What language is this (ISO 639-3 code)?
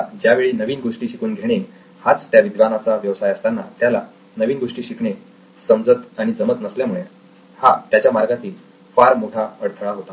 mar